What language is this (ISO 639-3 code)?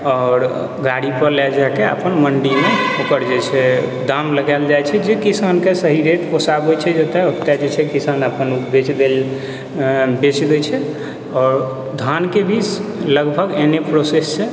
mai